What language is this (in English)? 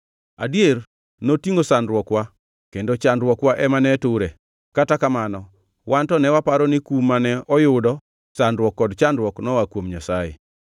Luo (Kenya and Tanzania)